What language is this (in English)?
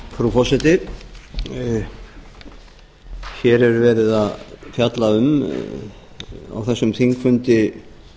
Icelandic